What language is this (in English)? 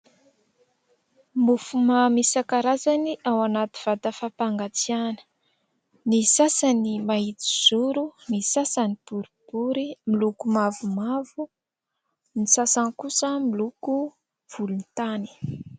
Malagasy